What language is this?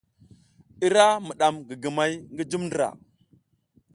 South Giziga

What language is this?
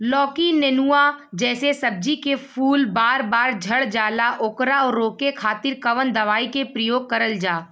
Bhojpuri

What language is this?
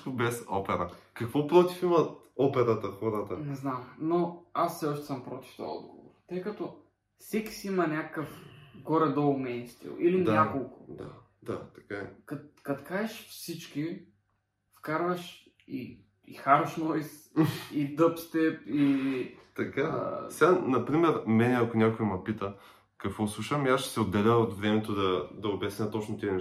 Bulgarian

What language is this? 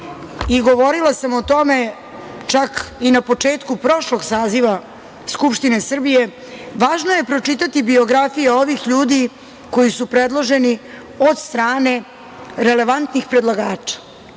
Serbian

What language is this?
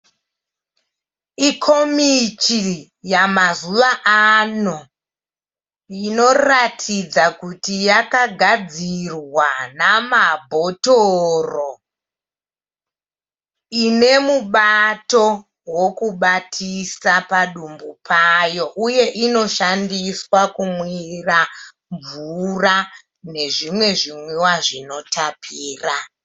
Shona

